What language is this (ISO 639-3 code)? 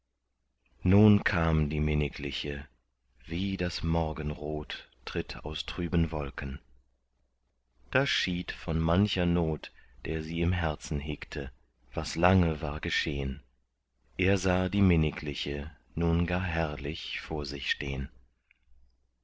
deu